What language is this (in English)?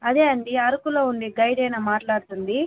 Telugu